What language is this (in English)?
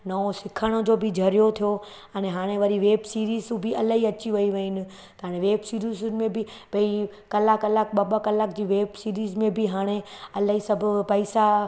Sindhi